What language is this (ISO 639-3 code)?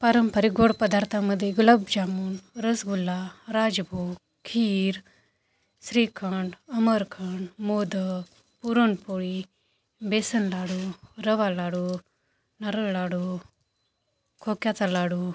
mar